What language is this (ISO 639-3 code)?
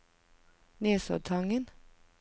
nor